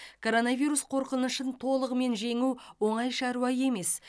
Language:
Kazakh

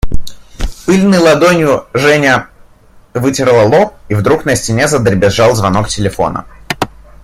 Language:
Russian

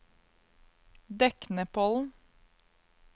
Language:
Norwegian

